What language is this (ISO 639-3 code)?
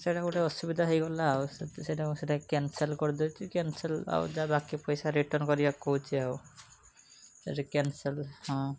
ori